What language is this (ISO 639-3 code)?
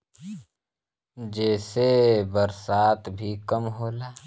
bho